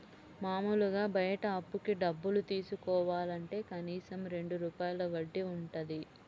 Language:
Telugu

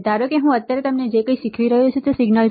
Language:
Gujarati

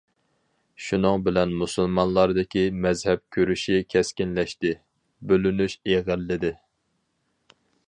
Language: Uyghur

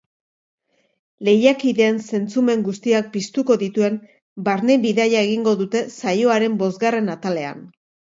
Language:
Basque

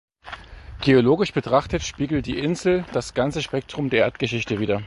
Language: German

